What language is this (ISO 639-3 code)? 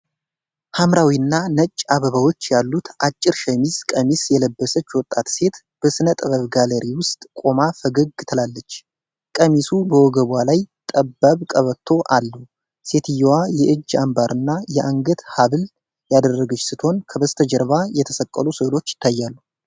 amh